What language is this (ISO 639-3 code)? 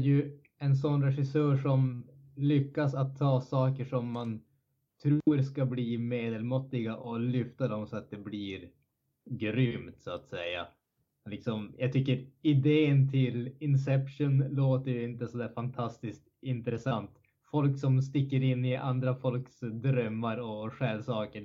swe